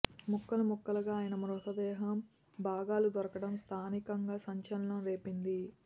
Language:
Telugu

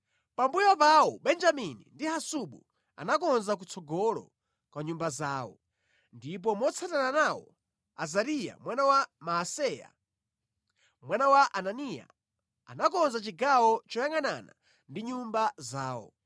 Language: Nyanja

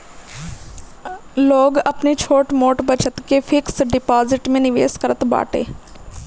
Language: Bhojpuri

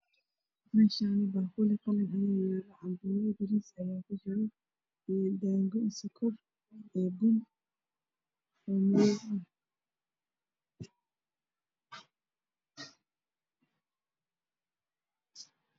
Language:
Somali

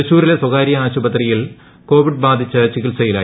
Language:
Malayalam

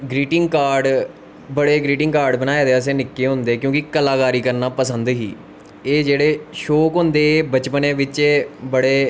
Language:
Dogri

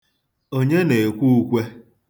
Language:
Igbo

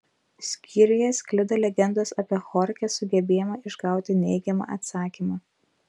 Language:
Lithuanian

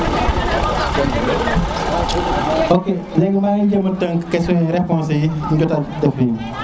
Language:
Serer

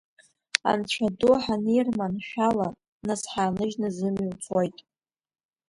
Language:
Abkhazian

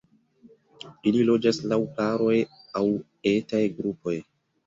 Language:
Esperanto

